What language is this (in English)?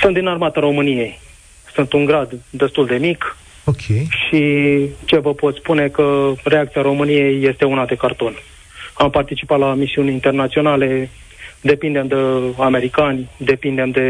Romanian